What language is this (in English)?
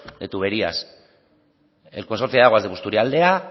Spanish